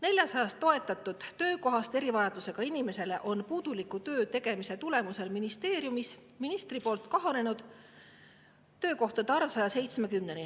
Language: Estonian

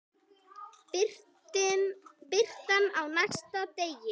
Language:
Icelandic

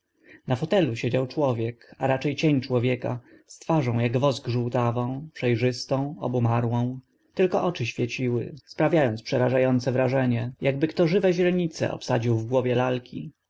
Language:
Polish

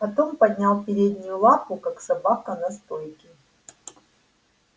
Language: Russian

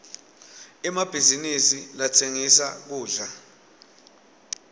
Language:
Swati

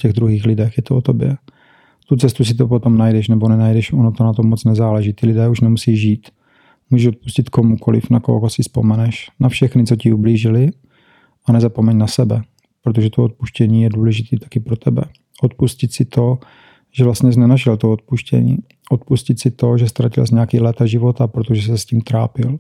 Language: Czech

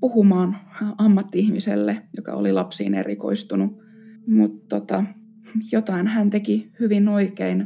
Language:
Finnish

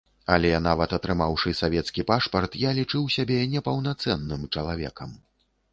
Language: Belarusian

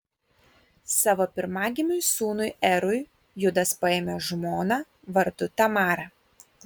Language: Lithuanian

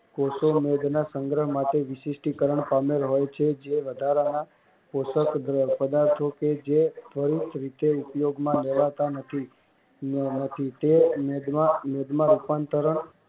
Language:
Gujarati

